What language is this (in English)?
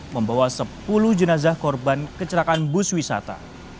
Indonesian